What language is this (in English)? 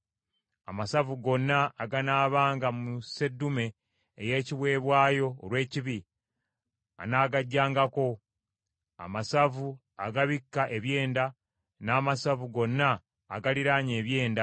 Ganda